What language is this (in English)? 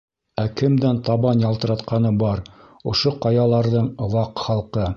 Bashkir